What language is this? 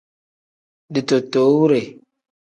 Tem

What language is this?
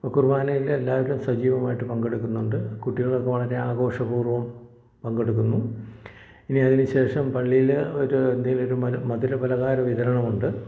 Malayalam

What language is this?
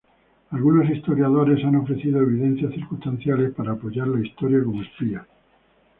Spanish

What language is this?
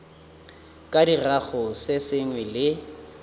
Northern Sotho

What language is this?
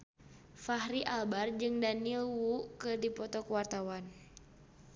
Sundanese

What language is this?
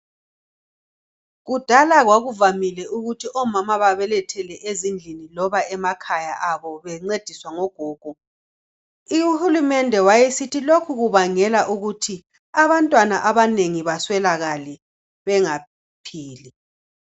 North Ndebele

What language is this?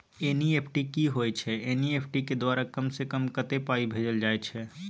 Maithili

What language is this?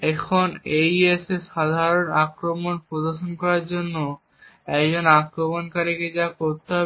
Bangla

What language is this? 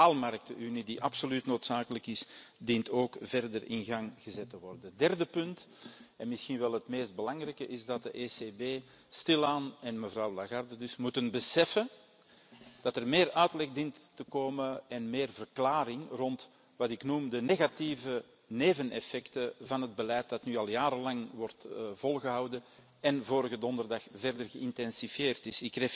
Dutch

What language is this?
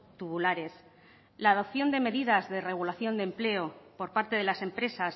Spanish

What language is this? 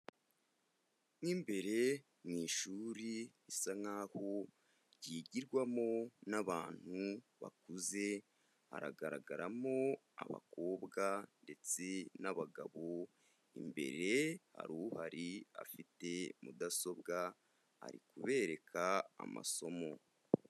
Kinyarwanda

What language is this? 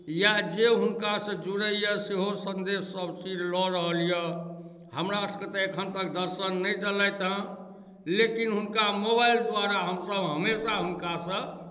Maithili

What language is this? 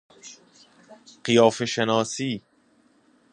Persian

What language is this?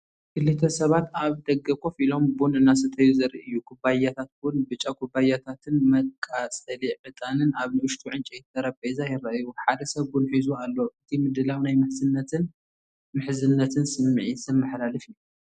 Tigrinya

